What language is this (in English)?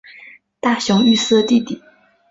Chinese